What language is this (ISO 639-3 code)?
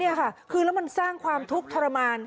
tha